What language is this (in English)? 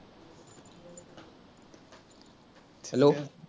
Assamese